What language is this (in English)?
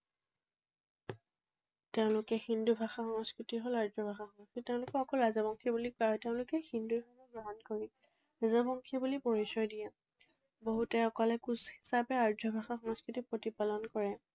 Assamese